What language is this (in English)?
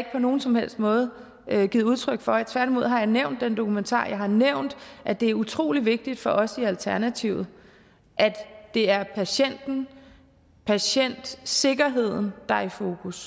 Danish